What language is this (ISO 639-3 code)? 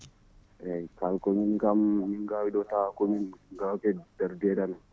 ful